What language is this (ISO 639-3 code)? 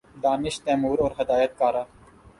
urd